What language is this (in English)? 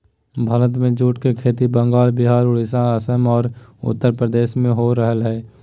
Magahi